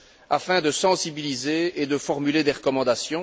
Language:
French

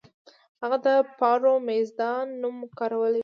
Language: Pashto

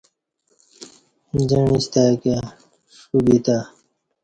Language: Kati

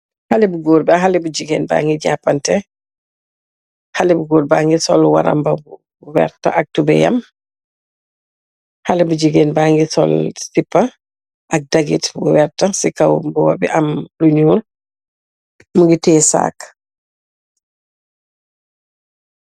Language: Wolof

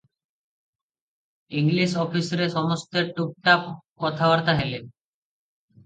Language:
Odia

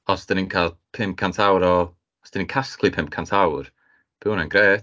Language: Welsh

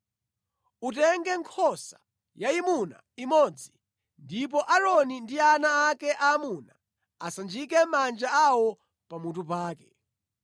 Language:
Nyanja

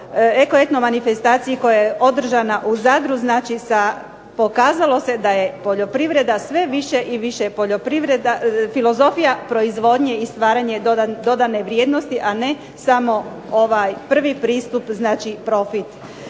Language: Croatian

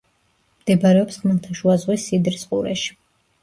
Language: Georgian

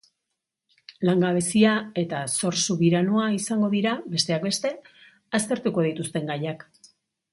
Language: Basque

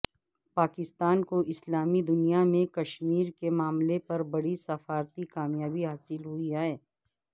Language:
Urdu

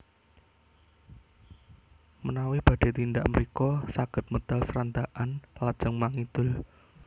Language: Javanese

